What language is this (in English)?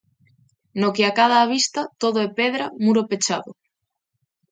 Galician